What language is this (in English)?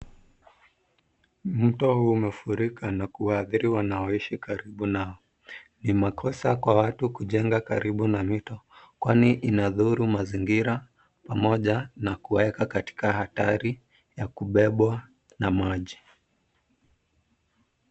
Swahili